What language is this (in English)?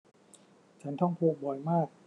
Thai